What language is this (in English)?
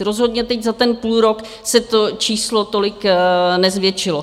Czech